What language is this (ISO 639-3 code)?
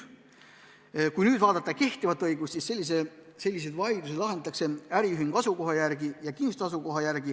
est